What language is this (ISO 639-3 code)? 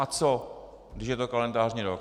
ces